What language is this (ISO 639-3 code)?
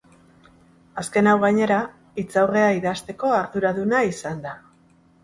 eus